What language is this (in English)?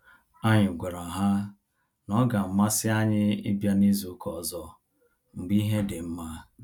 Igbo